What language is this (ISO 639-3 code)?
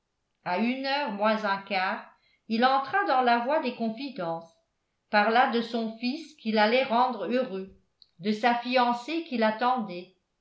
fra